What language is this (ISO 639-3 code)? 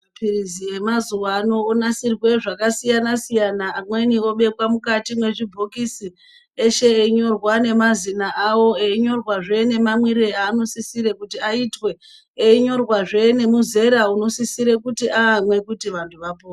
ndc